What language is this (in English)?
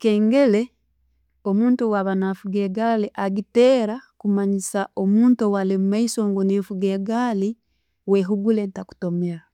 Tooro